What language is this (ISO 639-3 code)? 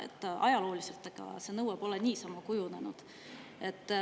est